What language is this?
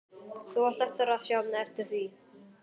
Icelandic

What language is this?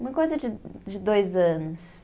Portuguese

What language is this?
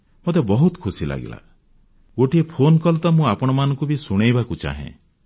Odia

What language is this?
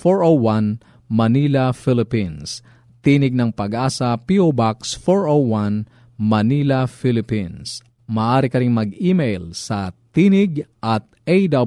Filipino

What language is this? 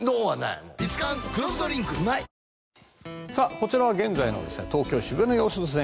Japanese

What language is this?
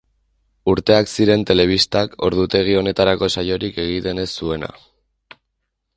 Basque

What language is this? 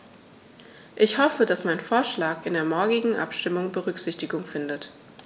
German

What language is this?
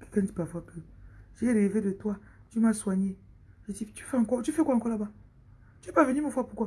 French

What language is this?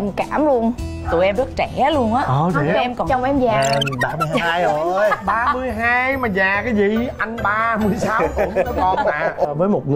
Vietnamese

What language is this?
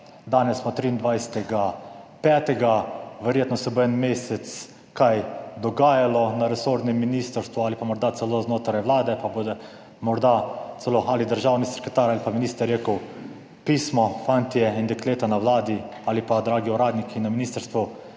Slovenian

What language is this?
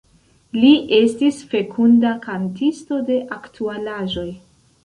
Esperanto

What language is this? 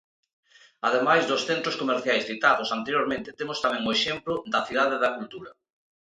Galician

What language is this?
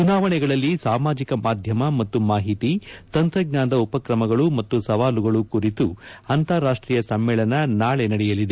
Kannada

